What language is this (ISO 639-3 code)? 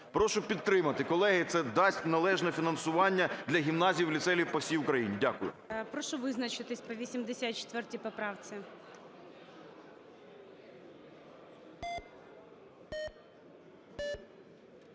ukr